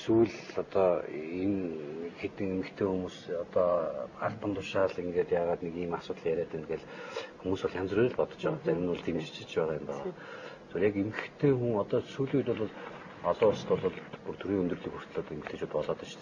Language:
Turkish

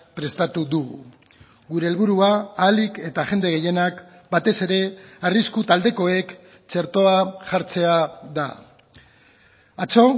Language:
Basque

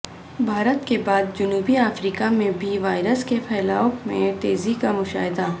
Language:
Urdu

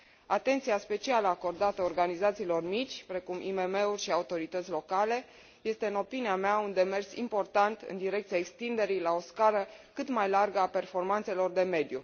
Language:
Romanian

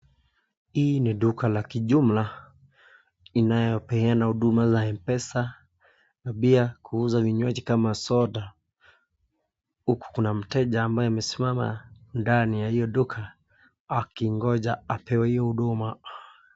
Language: Swahili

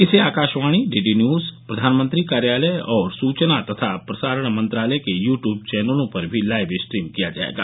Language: Hindi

